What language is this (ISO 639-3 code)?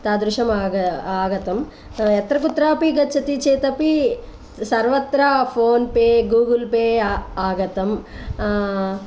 san